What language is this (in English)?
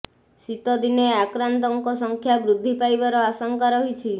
Odia